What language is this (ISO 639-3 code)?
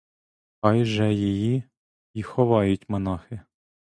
ukr